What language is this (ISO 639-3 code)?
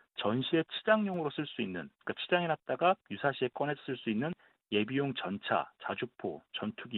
kor